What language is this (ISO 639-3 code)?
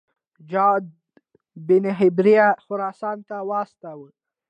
pus